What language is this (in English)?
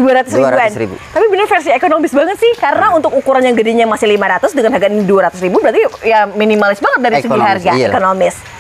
Indonesian